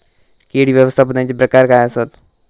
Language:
Marathi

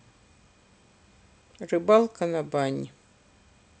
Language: Russian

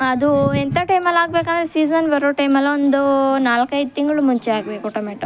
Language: Kannada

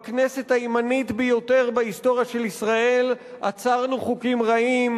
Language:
Hebrew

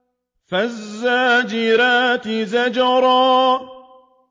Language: Arabic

